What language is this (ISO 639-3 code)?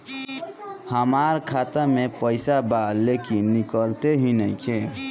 bho